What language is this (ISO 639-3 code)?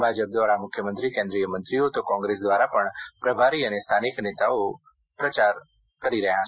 guj